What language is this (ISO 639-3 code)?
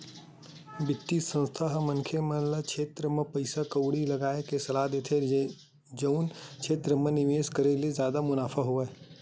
hne